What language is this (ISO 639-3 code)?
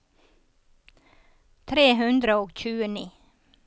nor